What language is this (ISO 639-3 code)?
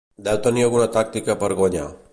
cat